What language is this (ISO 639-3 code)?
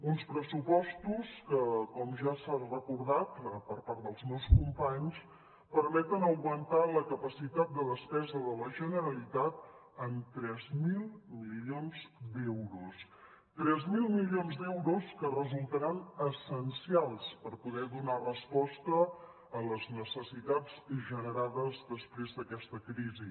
cat